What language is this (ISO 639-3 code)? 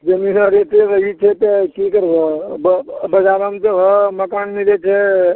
mai